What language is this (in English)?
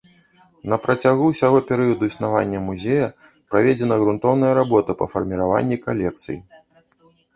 Belarusian